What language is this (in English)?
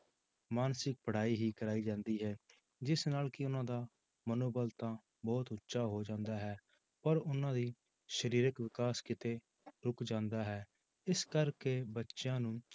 Punjabi